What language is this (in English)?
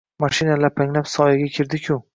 Uzbek